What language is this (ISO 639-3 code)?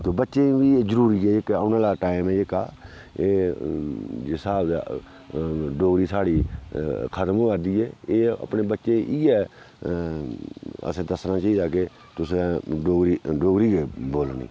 doi